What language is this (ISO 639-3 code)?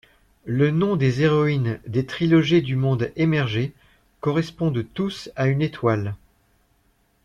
fra